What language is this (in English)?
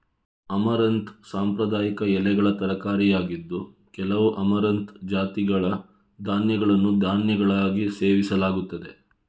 Kannada